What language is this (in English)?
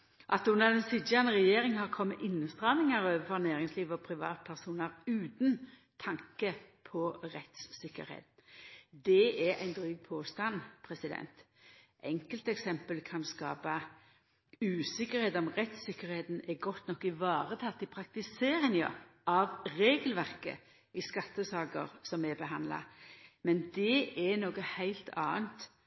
Norwegian Nynorsk